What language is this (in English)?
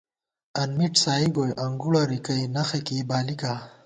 Gawar-Bati